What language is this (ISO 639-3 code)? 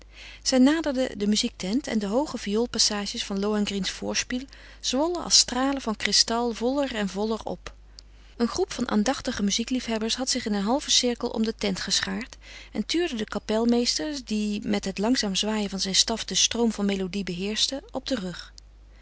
nld